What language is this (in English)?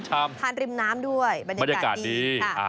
Thai